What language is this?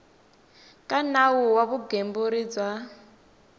Tsonga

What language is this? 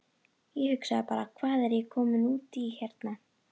Icelandic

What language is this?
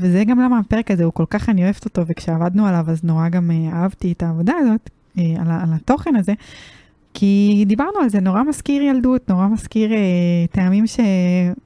Hebrew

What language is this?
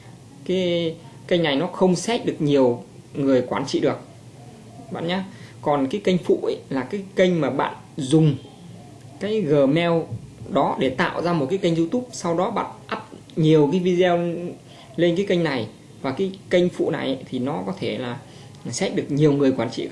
Vietnamese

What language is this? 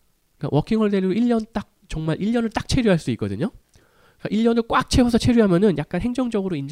Korean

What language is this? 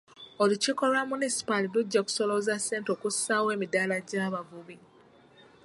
Ganda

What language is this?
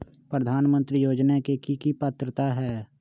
Magahi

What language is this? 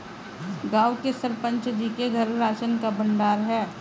Hindi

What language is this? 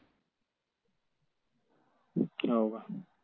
Marathi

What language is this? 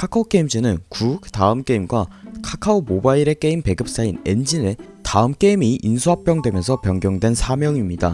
Korean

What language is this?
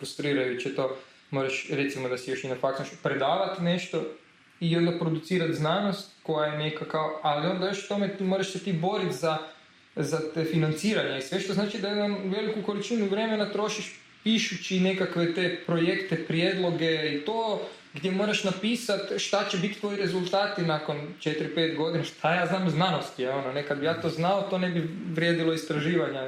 Croatian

